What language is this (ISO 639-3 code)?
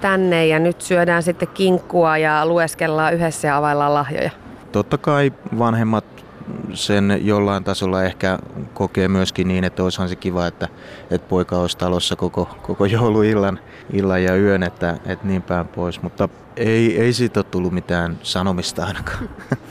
fin